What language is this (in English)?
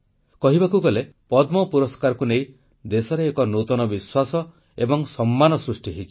Odia